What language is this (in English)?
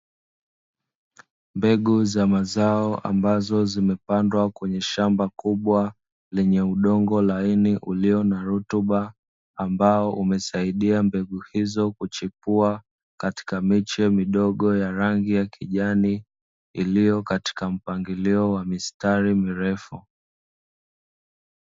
Swahili